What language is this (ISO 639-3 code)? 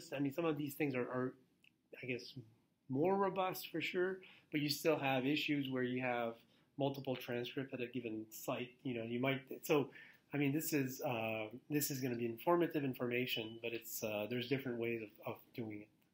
eng